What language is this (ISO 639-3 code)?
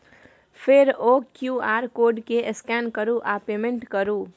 mai